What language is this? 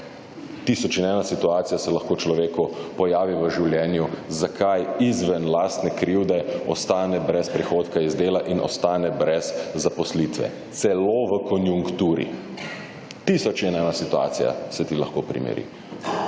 Slovenian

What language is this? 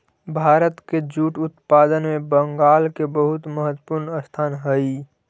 Magahi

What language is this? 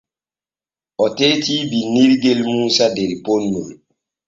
Borgu Fulfulde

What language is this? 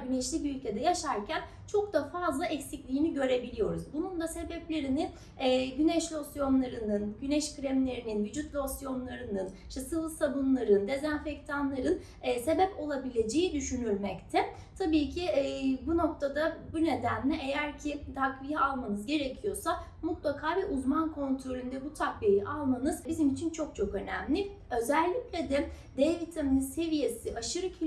Turkish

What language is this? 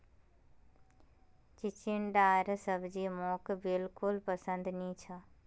Magahi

